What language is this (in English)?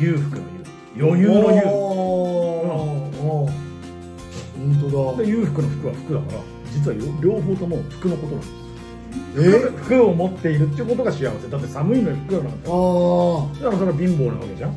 Japanese